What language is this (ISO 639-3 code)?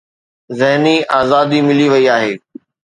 snd